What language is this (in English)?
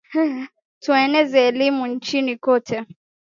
Swahili